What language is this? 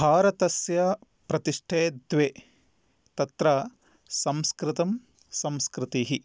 Sanskrit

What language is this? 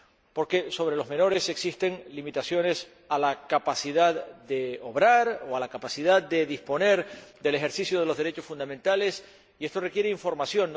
Spanish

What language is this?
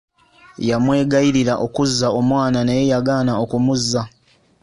Ganda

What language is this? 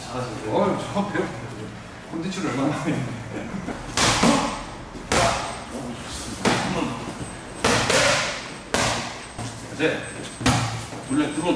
Korean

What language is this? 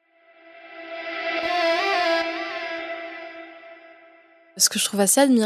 French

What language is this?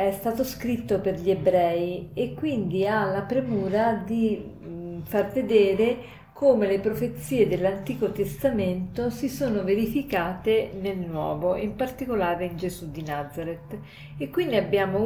Italian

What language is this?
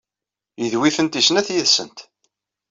Kabyle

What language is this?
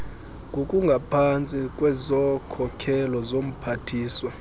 Xhosa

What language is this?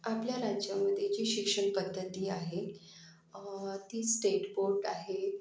Marathi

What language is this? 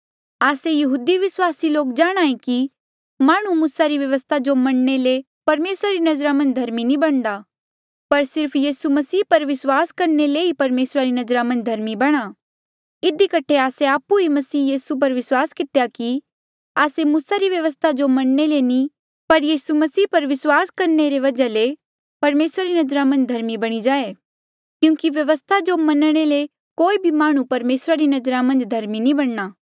Mandeali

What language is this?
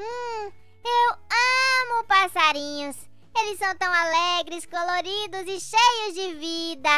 Portuguese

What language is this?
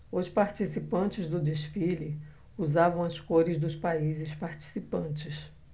Portuguese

